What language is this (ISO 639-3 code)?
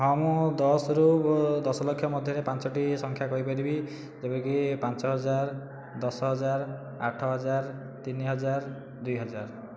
ori